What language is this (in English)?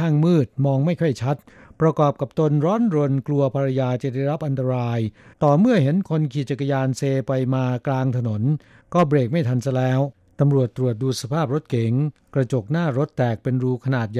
Thai